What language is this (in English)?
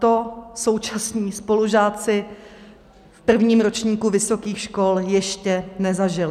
Czech